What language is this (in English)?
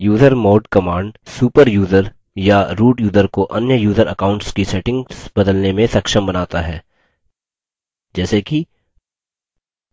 Hindi